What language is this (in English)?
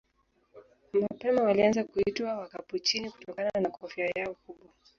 Swahili